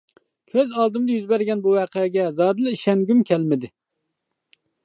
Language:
Uyghur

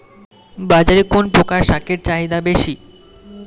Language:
Bangla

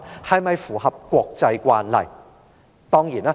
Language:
Cantonese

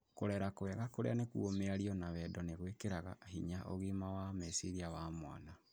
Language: Kikuyu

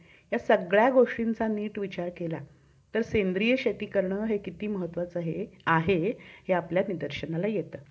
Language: Marathi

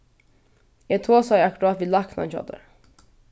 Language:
Faroese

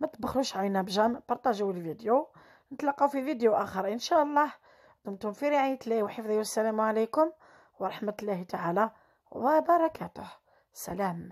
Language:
Arabic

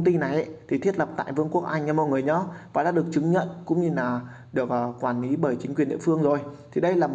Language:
Vietnamese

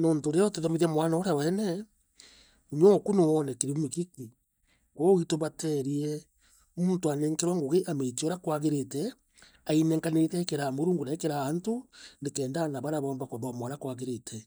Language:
Meru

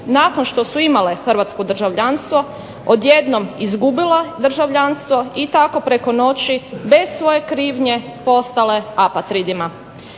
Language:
Croatian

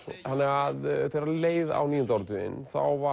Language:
Icelandic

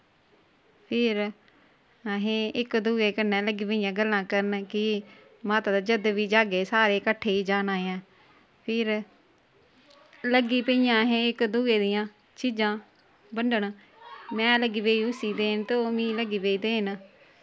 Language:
Dogri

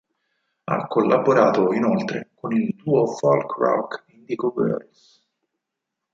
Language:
Italian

